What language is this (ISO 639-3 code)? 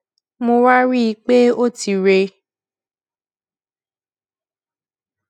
yor